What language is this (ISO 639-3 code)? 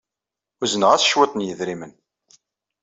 kab